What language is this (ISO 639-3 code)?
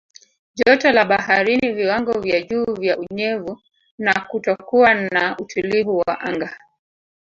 swa